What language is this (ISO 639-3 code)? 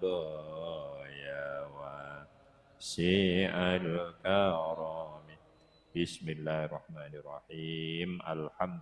ind